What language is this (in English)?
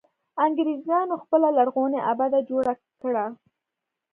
Pashto